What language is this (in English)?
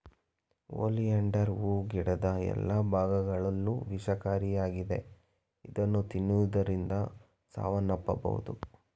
Kannada